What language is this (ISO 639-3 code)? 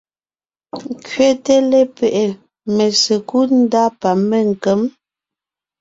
nnh